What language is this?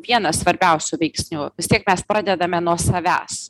Lithuanian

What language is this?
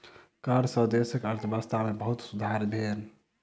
Maithili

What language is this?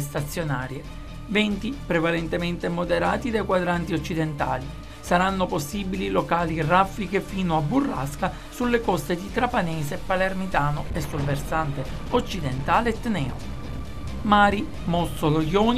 Italian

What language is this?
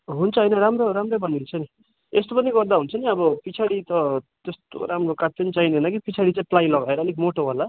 Nepali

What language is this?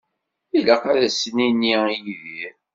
Kabyle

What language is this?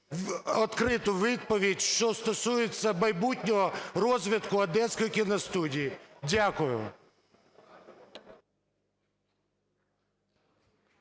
Ukrainian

